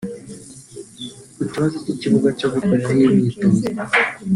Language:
Kinyarwanda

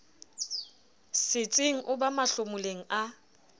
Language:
Southern Sotho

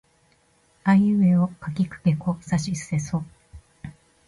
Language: Japanese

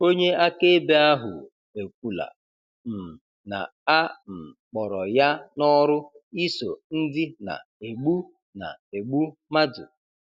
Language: Igbo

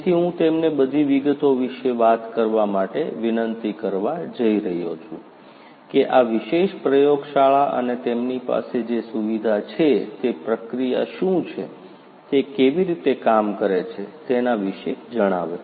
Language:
Gujarati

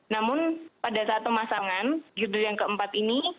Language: Indonesian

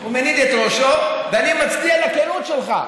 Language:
Hebrew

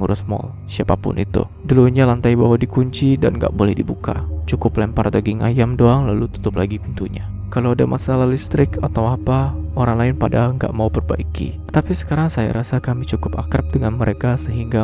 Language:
Indonesian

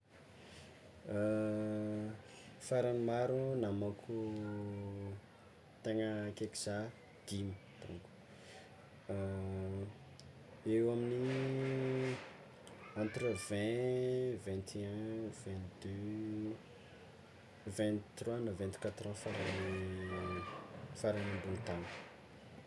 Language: Tsimihety Malagasy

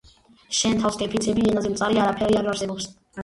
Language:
Georgian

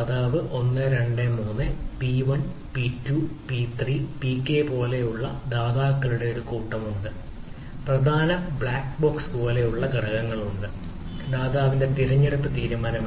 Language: Malayalam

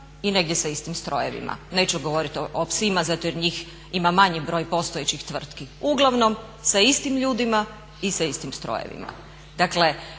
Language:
Croatian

